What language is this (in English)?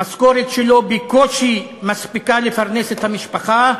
Hebrew